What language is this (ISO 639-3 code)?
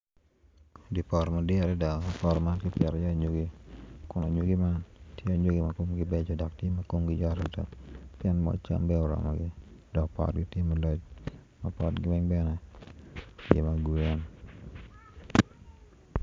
ach